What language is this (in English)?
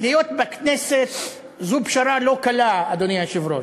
Hebrew